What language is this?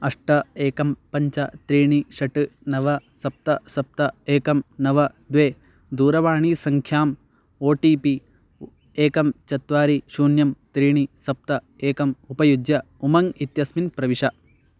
Sanskrit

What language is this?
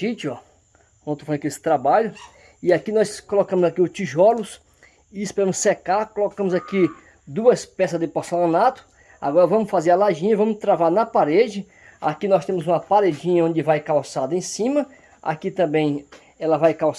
Portuguese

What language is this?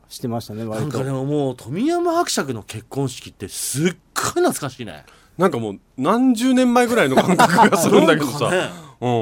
Japanese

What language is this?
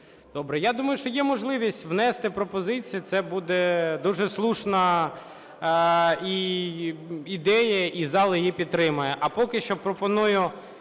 Ukrainian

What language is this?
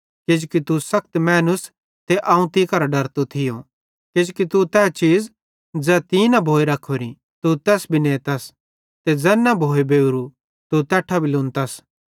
Bhadrawahi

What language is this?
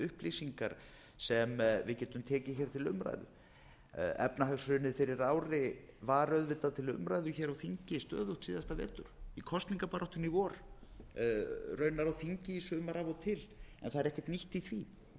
Icelandic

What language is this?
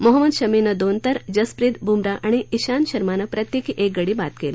Marathi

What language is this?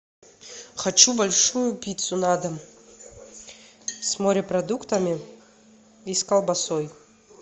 Russian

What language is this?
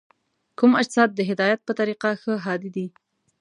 Pashto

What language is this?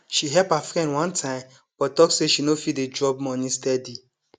Nigerian Pidgin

